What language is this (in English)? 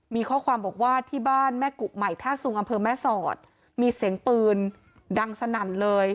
Thai